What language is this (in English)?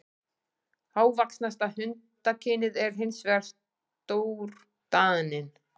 Icelandic